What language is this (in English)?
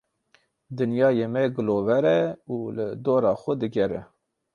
Kurdish